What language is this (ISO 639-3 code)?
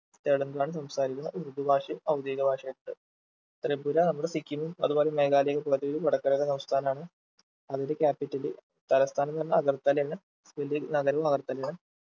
mal